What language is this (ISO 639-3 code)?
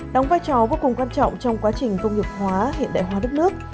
vie